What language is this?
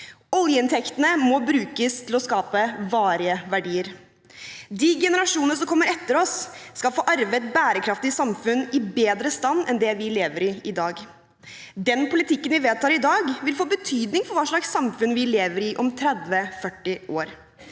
Norwegian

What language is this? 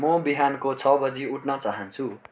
Nepali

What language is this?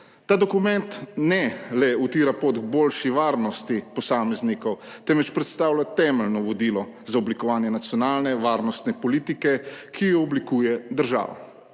Slovenian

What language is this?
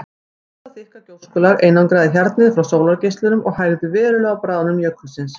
Icelandic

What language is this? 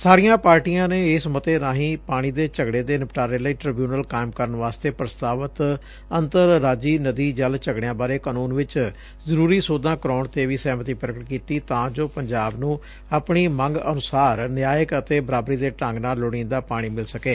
Punjabi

